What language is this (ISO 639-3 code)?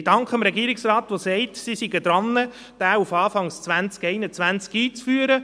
gsw